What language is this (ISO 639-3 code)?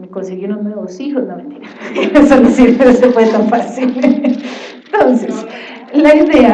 spa